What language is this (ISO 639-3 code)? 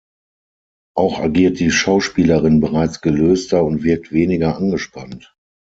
deu